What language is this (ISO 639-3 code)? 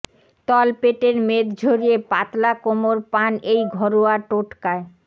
ben